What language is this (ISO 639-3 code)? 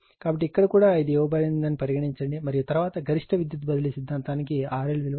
tel